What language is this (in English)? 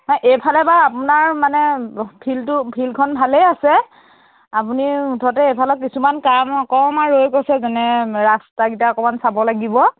Assamese